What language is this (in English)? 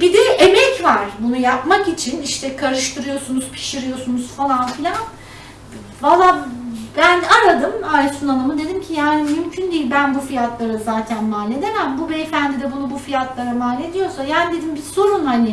Turkish